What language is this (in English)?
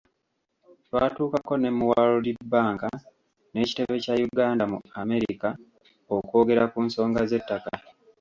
Ganda